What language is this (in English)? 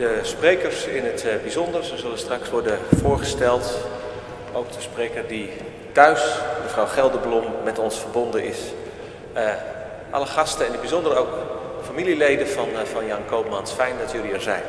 Dutch